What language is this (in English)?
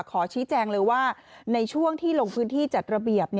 Thai